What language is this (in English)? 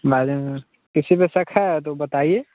Hindi